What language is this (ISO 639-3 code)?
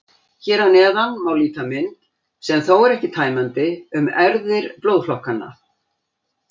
isl